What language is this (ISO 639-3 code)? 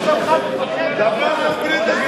heb